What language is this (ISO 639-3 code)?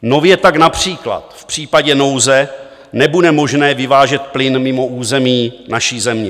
ces